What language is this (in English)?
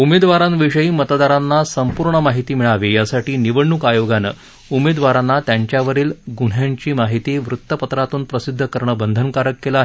Marathi